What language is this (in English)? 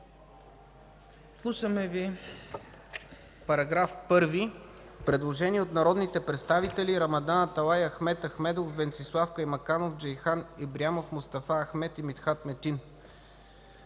Bulgarian